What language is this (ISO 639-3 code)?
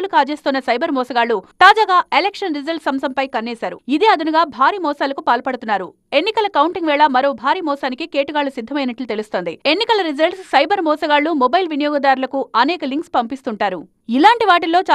tel